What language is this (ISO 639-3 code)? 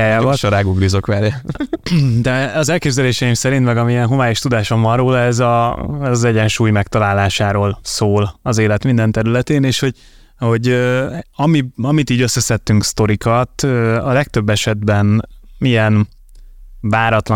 hun